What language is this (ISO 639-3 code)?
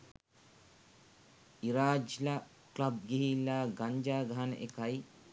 sin